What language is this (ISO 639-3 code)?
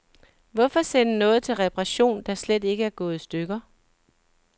dan